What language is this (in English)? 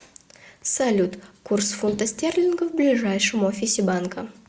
Russian